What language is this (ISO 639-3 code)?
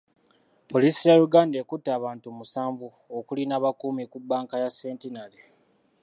lug